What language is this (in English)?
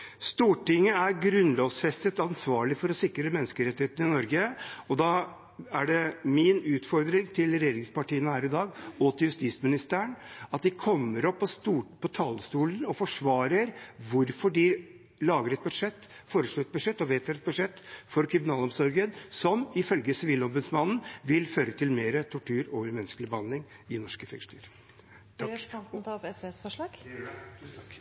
Norwegian